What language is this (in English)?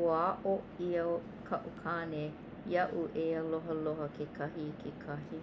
Hawaiian